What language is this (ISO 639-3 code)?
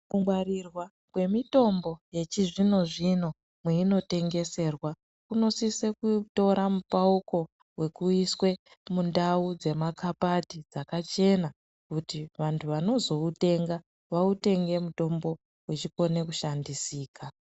ndc